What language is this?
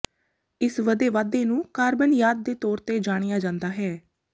Punjabi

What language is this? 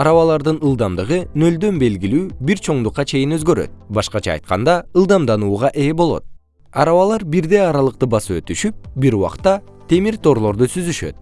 Kyrgyz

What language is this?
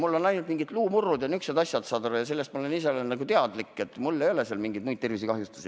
Estonian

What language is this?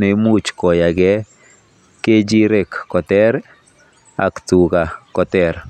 Kalenjin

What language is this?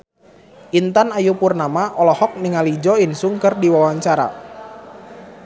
Sundanese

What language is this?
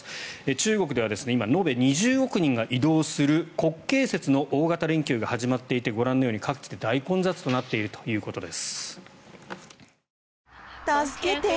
Japanese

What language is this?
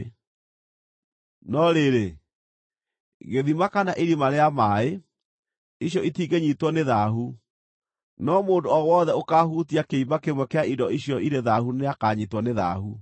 Kikuyu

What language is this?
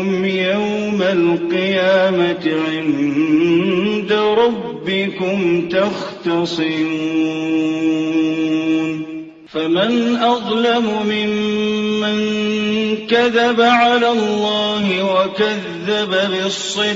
Arabic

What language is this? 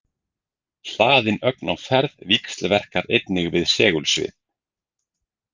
Icelandic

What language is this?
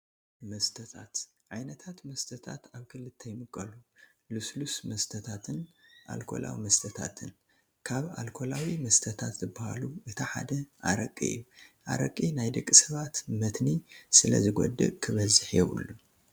Tigrinya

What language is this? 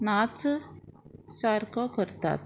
Konkani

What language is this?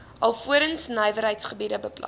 Afrikaans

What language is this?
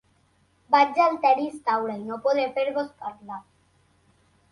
Catalan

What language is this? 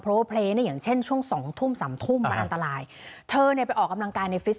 Thai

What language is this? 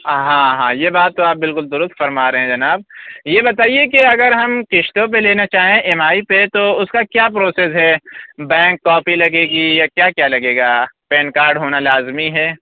Urdu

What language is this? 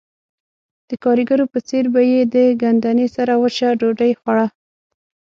Pashto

